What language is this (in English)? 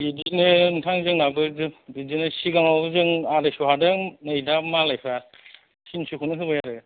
Bodo